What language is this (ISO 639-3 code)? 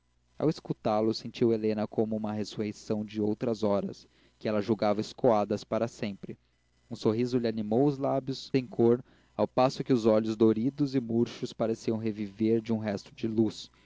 por